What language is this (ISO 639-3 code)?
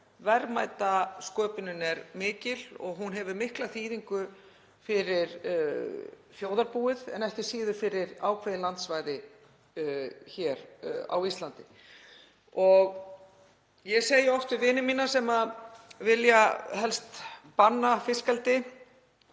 isl